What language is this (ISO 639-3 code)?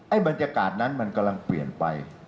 tha